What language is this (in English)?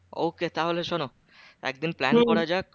Bangla